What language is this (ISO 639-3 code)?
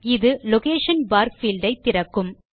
tam